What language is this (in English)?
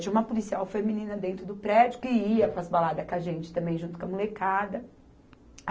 Portuguese